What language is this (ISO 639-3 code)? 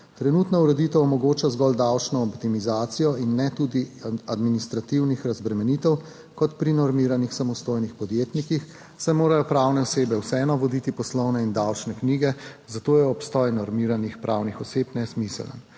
slv